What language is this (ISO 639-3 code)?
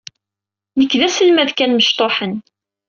kab